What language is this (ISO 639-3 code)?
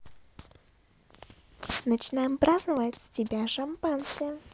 rus